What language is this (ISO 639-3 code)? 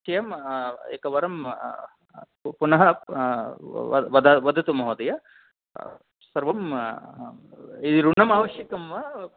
san